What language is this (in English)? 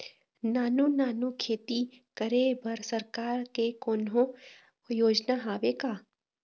Chhattisgarhi